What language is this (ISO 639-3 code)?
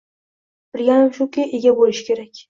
uzb